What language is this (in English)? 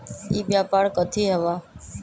Magahi